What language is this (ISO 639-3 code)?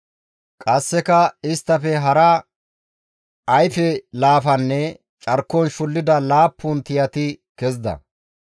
gmv